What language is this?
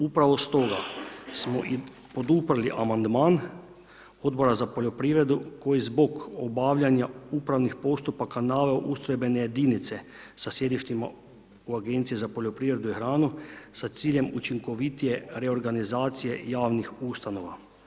Croatian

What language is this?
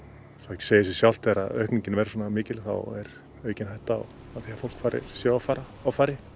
Icelandic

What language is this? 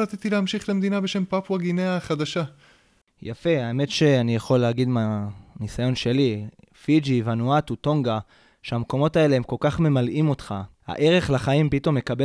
Hebrew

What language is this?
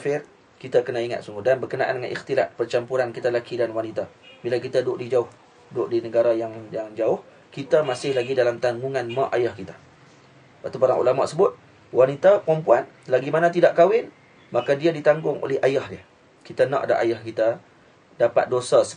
Malay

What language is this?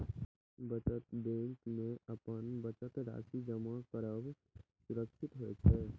Maithili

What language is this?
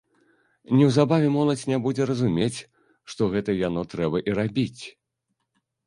Belarusian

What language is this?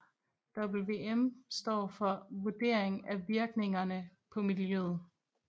Danish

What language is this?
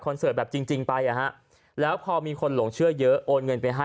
Thai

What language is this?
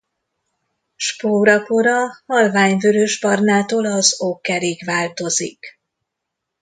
Hungarian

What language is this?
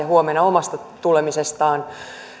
Finnish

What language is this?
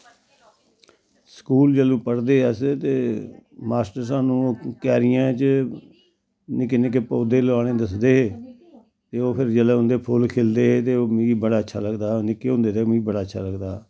Dogri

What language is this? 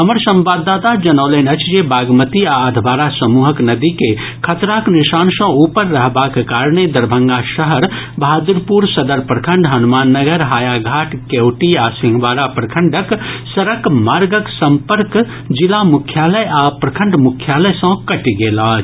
Maithili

